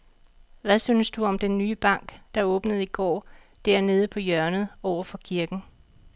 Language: Danish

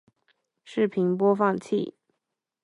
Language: Chinese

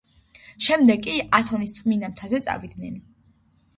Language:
Georgian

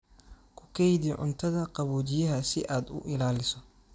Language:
Somali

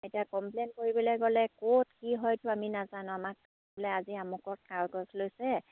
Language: Assamese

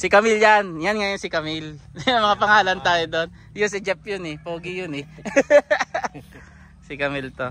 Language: Filipino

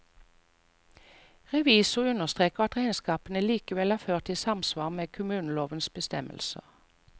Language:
Norwegian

